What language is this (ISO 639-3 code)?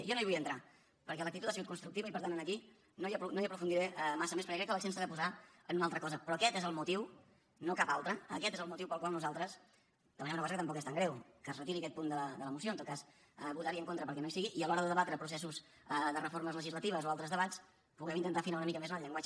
cat